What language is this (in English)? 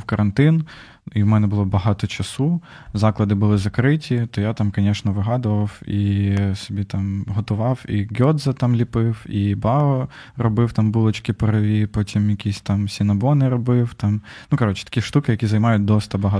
Ukrainian